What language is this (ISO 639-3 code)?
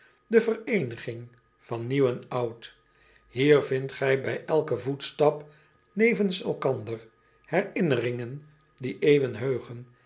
nld